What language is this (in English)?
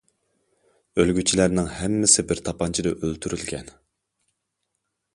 Uyghur